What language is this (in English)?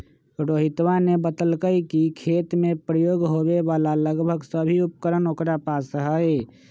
Magahi